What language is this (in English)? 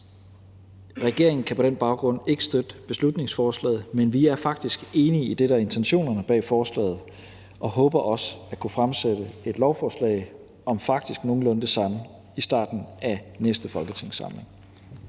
Danish